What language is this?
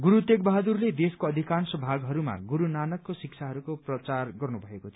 Nepali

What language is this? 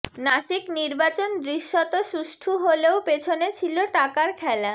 Bangla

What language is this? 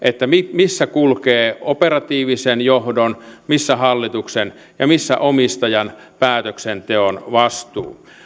Finnish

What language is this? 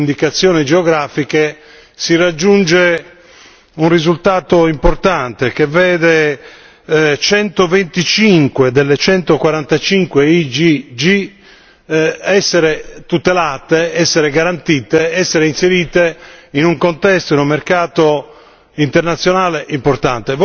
Italian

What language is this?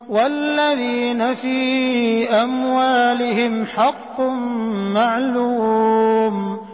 Arabic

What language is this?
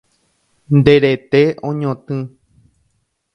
Guarani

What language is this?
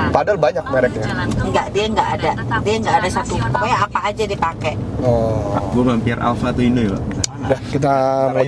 Indonesian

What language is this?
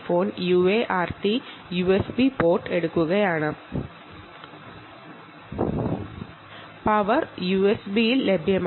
Malayalam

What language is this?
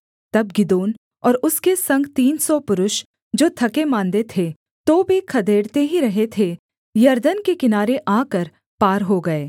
Hindi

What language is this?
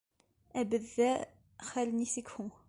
Bashkir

